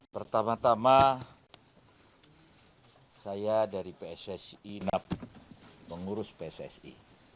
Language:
Indonesian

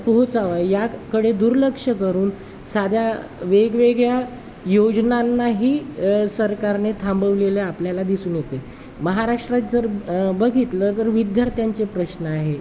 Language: Marathi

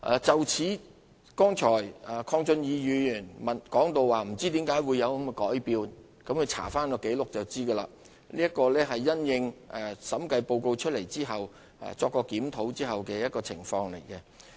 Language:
Cantonese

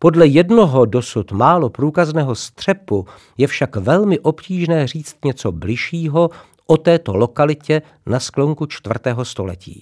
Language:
Czech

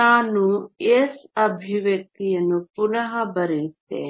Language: Kannada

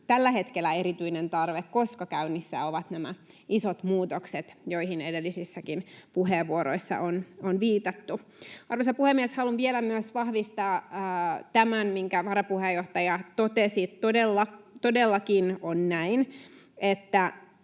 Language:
Finnish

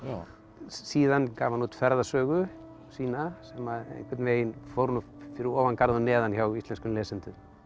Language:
Icelandic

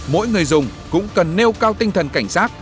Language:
Vietnamese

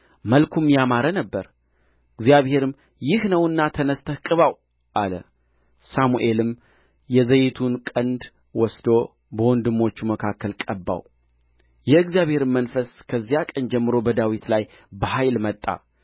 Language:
Amharic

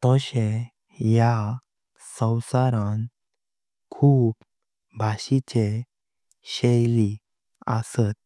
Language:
Konkani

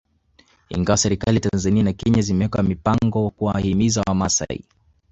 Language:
Swahili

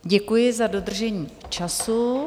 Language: Czech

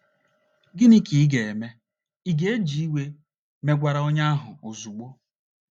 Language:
Igbo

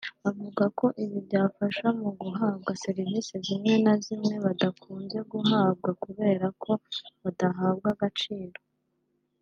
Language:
Kinyarwanda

